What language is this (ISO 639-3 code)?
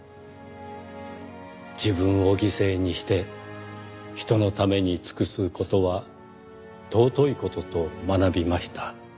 jpn